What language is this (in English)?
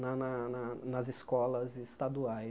Portuguese